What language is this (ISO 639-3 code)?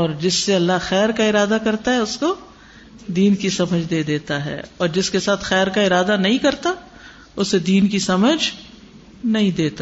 urd